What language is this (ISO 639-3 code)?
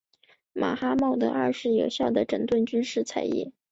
zho